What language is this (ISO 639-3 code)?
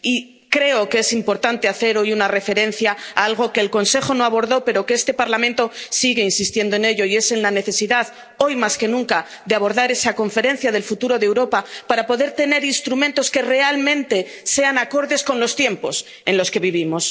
spa